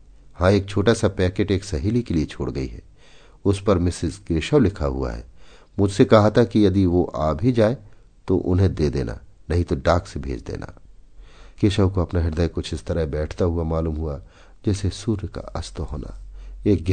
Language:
Hindi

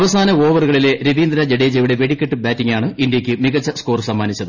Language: Malayalam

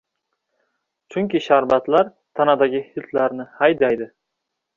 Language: Uzbek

